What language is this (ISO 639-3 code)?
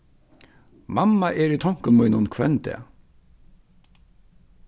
fao